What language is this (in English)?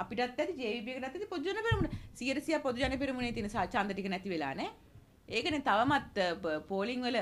Indonesian